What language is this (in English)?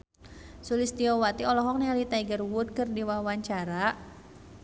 Sundanese